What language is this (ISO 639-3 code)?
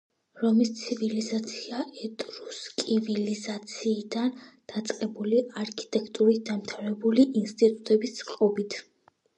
kat